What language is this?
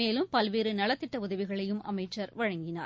Tamil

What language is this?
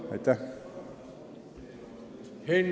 Estonian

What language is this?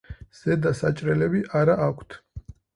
Georgian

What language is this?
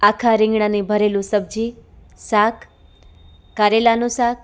Gujarati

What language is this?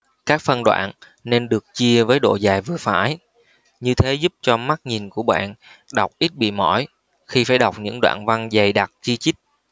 Vietnamese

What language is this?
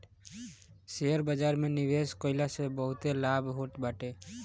Bhojpuri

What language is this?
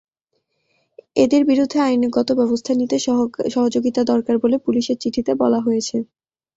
Bangla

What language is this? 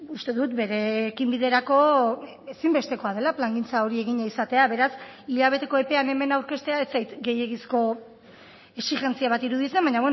Basque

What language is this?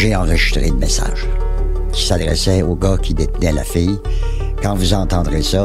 French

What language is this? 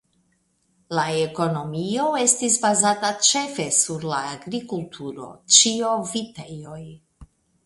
Esperanto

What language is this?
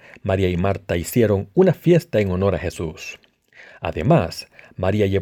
Spanish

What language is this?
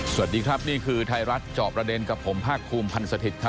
Thai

